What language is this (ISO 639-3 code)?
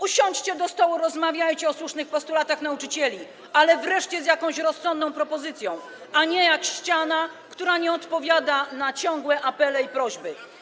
pol